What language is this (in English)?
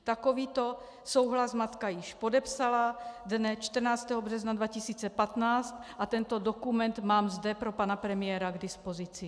Czech